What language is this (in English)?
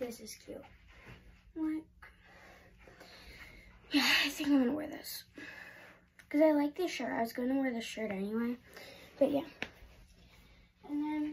English